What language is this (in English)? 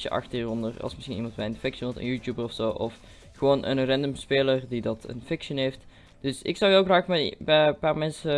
Dutch